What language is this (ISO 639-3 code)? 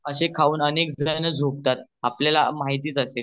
mar